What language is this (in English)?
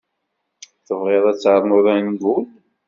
Kabyle